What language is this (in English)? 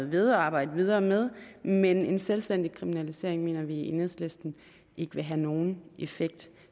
Danish